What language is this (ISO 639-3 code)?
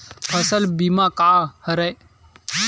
hne